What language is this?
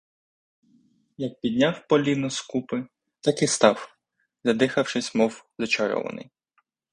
Ukrainian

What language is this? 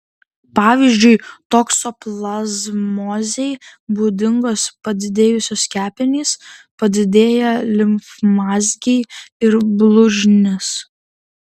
Lithuanian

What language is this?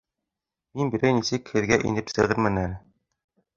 Bashkir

